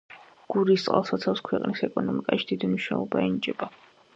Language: Georgian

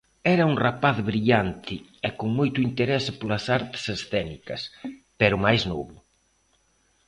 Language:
Galician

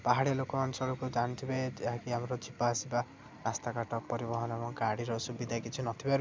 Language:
Odia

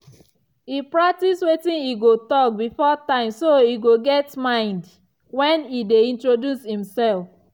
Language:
Nigerian Pidgin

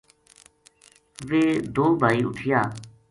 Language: Gujari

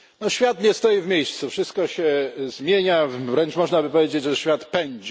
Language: Polish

